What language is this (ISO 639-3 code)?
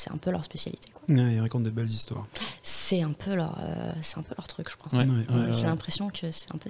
fra